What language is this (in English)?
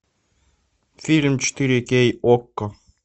Russian